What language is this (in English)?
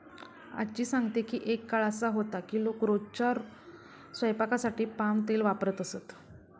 Marathi